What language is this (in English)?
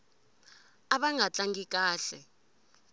Tsonga